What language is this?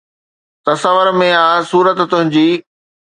Sindhi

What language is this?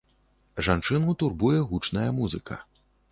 Belarusian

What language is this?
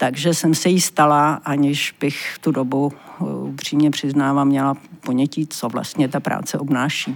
Czech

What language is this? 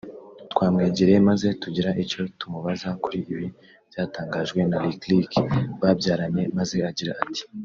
Kinyarwanda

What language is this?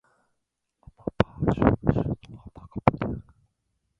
Japanese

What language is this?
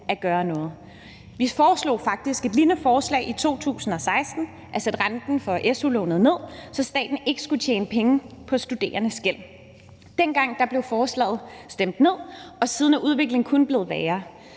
Danish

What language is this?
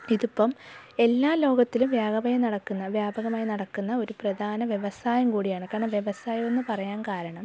Malayalam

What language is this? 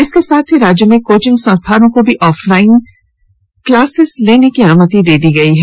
Hindi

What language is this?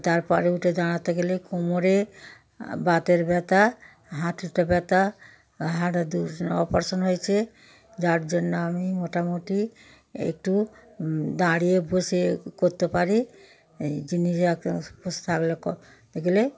Bangla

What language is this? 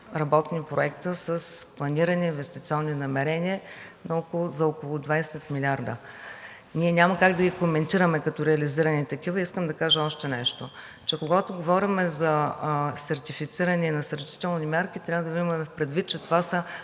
Bulgarian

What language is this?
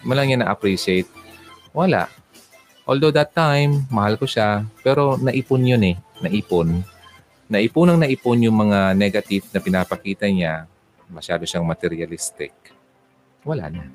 Filipino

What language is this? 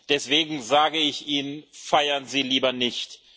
German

